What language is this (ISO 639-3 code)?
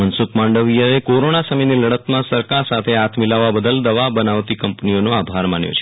guj